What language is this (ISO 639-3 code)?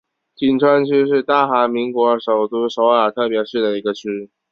zho